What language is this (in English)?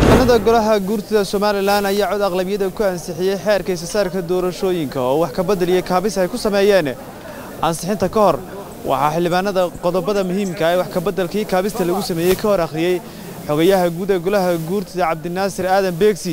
Arabic